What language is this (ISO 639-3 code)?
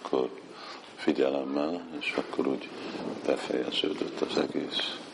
hun